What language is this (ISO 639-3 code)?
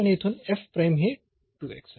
mar